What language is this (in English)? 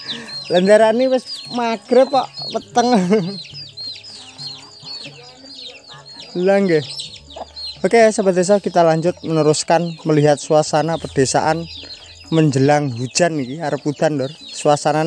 Indonesian